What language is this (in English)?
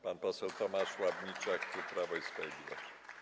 Polish